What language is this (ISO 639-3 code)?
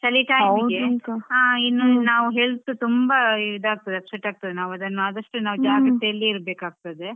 kan